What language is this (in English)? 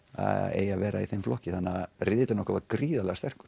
Icelandic